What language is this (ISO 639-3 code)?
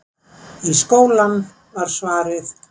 isl